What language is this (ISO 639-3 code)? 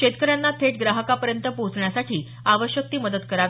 mar